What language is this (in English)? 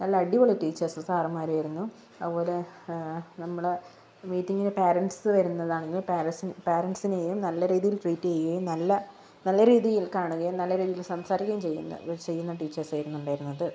Malayalam